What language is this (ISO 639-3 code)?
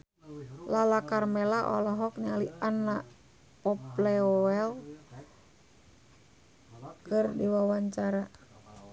sun